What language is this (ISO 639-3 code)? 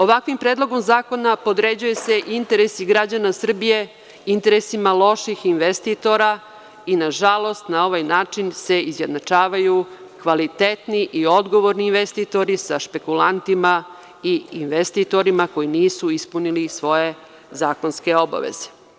srp